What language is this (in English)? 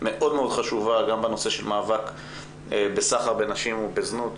Hebrew